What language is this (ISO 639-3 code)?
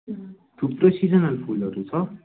nep